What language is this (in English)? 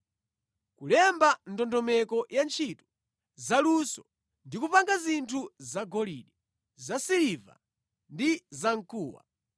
Nyanja